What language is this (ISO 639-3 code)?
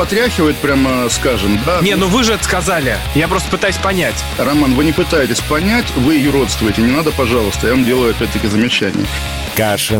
rus